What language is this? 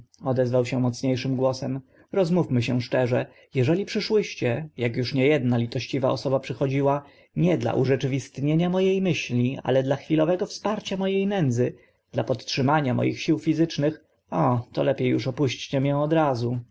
Polish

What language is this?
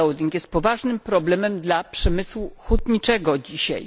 Polish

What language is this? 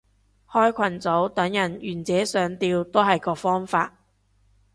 Cantonese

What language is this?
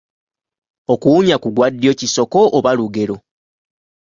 Ganda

